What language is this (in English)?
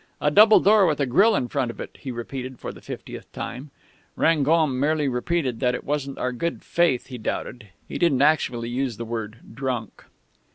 English